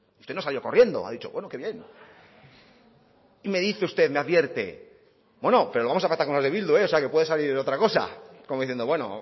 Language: Spanish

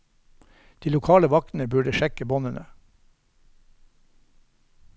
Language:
Norwegian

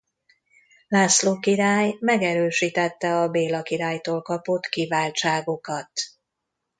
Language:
Hungarian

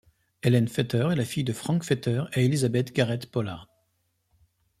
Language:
French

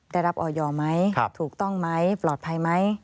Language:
Thai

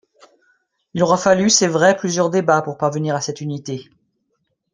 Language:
French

